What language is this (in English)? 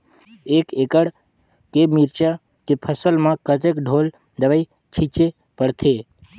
Chhattisgarhi